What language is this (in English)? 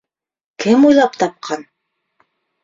Bashkir